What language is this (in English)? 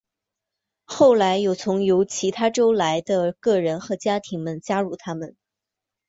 Chinese